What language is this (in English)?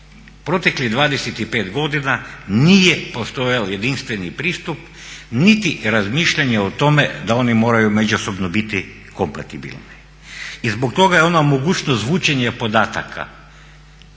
Croatian